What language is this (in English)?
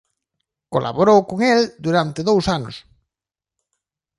Galician